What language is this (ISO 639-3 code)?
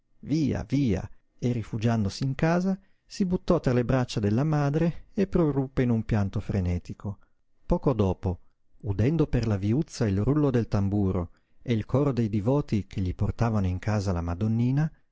ita